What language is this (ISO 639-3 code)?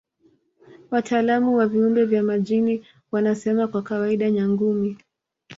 swa